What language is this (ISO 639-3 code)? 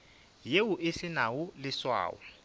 nso